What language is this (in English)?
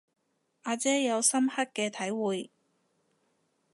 Cantonese